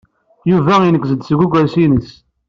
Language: Kabyle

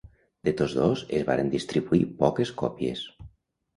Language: Catalan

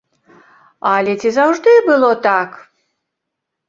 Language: Belarusian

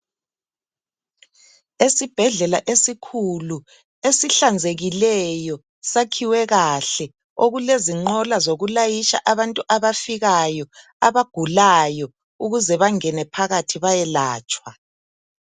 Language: North Ndebele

